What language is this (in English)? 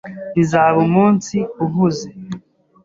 Kinyarwanda